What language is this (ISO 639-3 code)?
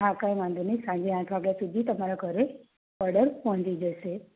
guj